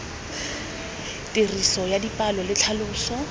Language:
Tswana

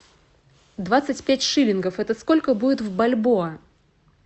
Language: Russian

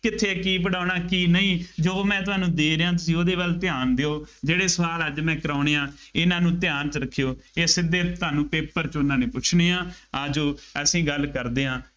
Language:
Punjabi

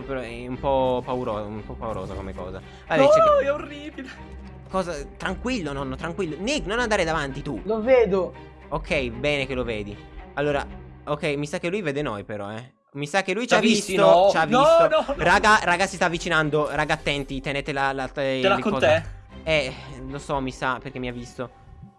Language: Italian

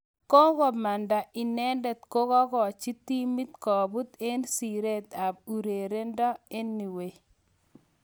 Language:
Kalenjin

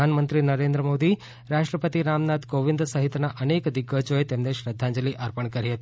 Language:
Gujarati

